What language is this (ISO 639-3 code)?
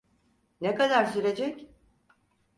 tur